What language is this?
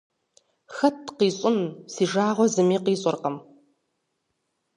Kabardian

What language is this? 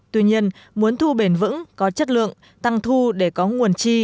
Vietnamese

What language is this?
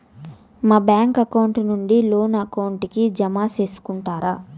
Telugu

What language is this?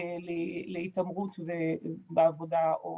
Hebrew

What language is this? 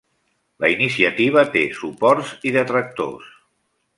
Catalan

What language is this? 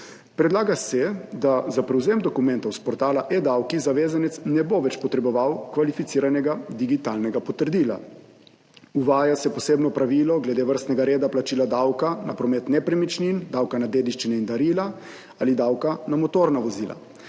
Slovenian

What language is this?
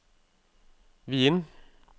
Norwegian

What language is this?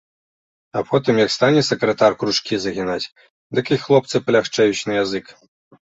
Belarusian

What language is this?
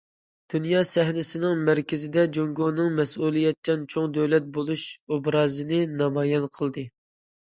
Uyghur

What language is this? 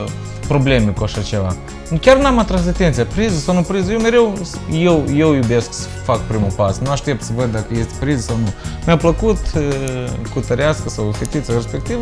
Romanian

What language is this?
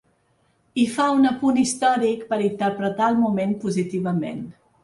Catalan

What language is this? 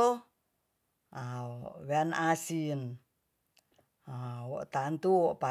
Tonsea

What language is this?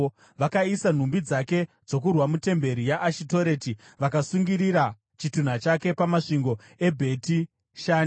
Shona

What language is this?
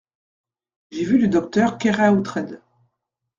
French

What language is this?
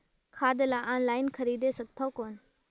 Chhattisgarhi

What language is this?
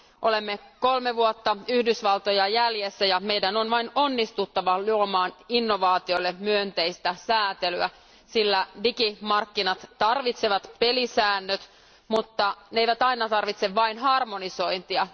Finnish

